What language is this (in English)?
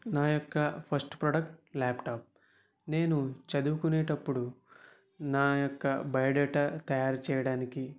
Telugu